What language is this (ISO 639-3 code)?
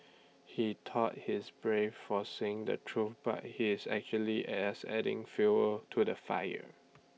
eng